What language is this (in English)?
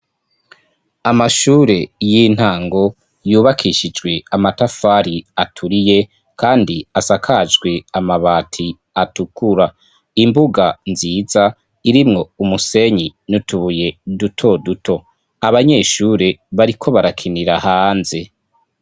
Rundi